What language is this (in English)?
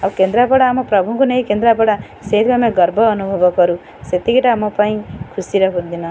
Odia